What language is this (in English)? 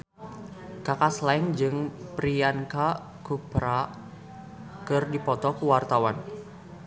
Sundanese